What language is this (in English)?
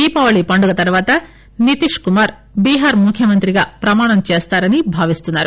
Telugu